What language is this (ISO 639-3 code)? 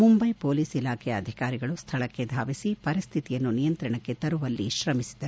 kan